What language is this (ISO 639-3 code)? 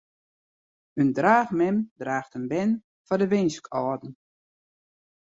fry